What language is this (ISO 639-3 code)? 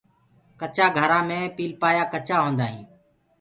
ggg